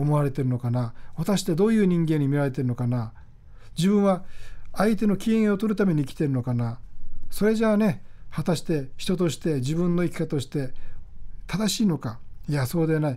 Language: Japanese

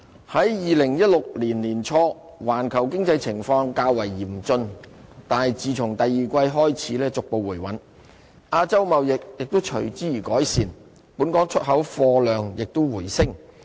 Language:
Cantonese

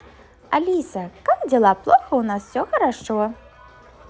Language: Russian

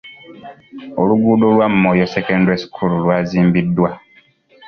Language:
Ganda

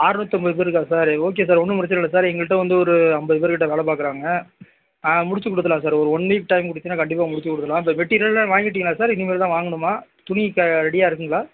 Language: Tamil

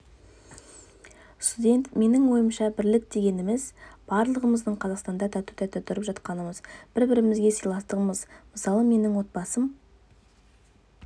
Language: Kazakh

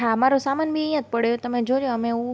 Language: Gujarati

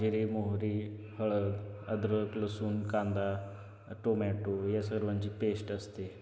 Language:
Marathi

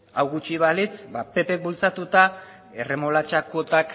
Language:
Basque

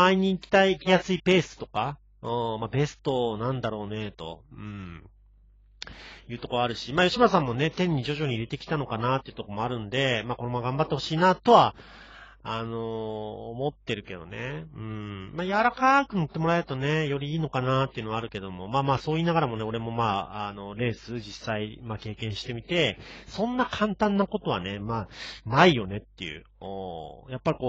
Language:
Japanese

